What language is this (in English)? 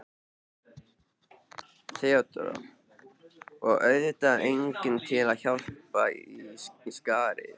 Icelandic